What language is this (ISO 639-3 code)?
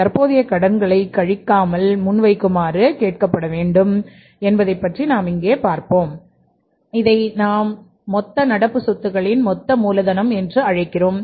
tam